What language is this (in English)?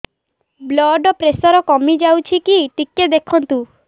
Odia